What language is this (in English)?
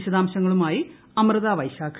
Malayalam